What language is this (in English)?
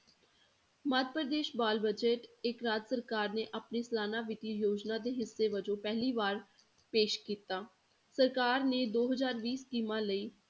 Punjabi